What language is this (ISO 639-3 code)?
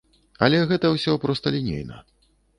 bel